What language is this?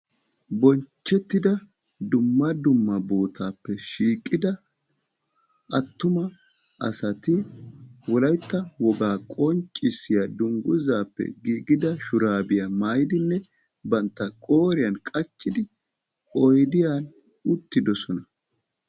Wolaytta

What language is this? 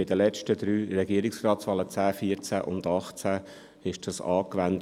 Swiss German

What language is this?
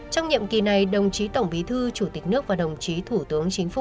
Vietnamese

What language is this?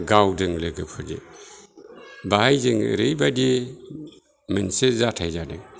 Bodo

